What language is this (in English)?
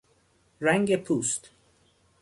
Persian